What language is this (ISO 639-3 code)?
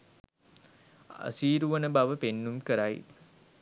sin